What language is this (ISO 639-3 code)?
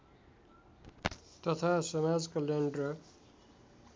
nep